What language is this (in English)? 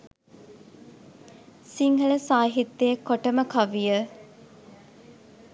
Sinhala